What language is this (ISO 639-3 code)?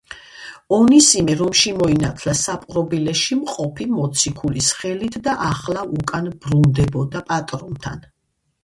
kat